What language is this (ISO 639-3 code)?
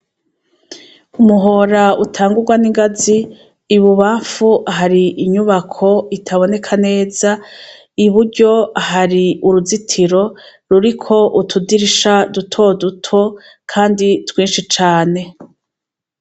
run